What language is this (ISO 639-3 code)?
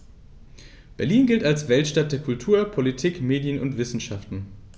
deu